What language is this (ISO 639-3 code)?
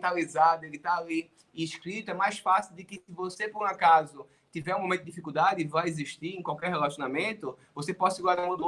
por